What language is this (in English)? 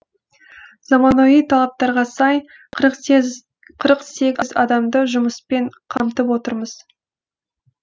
Kazakh